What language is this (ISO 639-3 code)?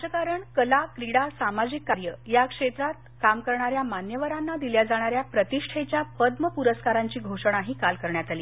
mar